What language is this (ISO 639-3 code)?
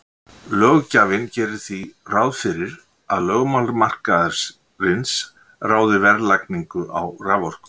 isl